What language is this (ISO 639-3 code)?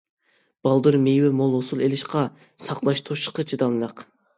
uig